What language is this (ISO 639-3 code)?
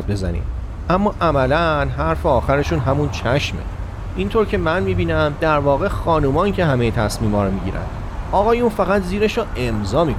fas